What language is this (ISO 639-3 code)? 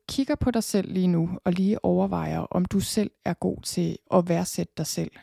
dan